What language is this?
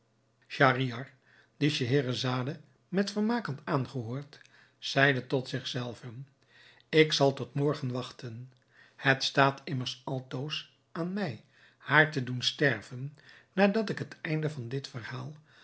Dutch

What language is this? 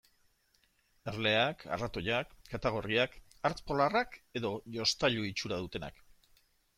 Basque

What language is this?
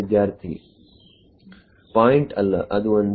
Kannada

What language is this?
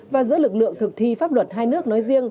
Vietnamese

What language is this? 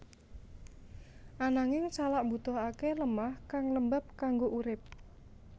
Javanese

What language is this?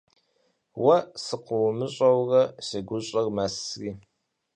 Kabardian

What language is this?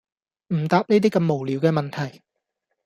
Cantonese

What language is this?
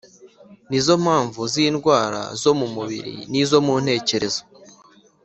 Kinyarwanda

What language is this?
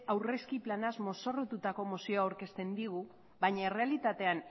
Basque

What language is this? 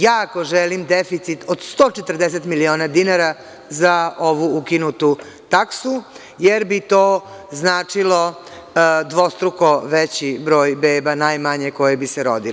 Serbian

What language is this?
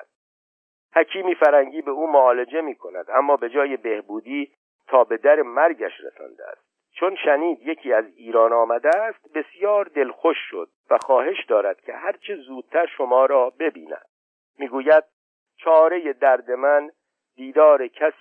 Persian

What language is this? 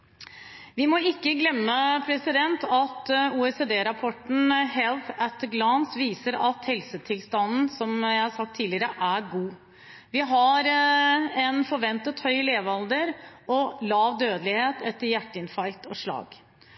Norwegian Bokmål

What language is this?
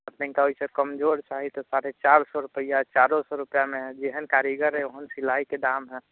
Maithili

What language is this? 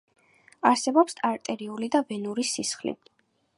Georgian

